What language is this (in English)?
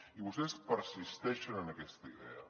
Catalan